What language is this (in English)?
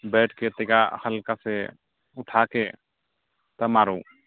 Maithili